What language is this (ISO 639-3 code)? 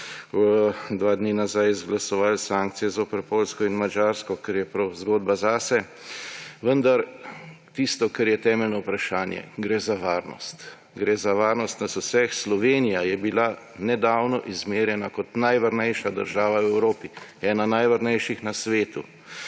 slv